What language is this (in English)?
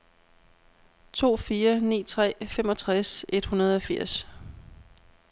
Danish